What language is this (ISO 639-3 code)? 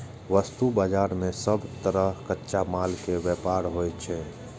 mai